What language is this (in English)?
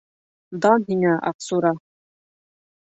Bashkir